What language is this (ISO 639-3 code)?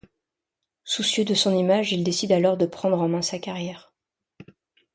fra